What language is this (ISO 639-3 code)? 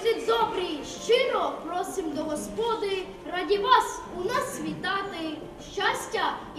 ukr